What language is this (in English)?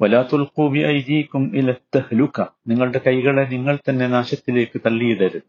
Malayalam